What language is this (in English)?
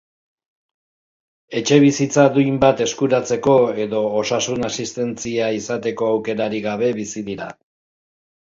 Basque